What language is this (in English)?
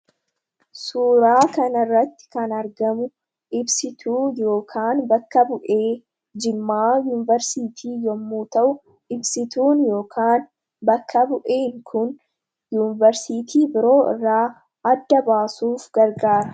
Oromo